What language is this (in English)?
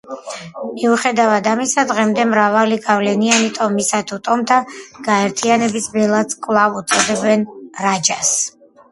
Georgian